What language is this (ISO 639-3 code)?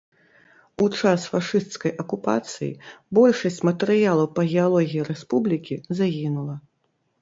bel